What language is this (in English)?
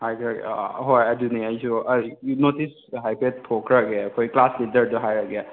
Manipuri